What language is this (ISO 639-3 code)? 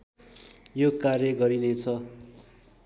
nep